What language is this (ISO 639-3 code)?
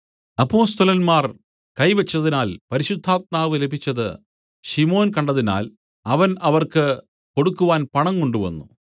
mal